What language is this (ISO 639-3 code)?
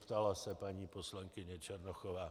ces